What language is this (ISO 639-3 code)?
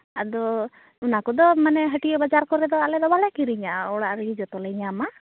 sat